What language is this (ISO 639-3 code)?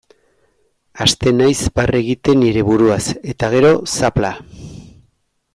eus